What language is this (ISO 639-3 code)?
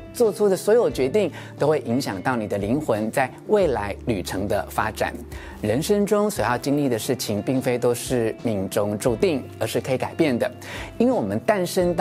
zho